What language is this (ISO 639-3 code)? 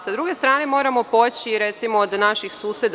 srp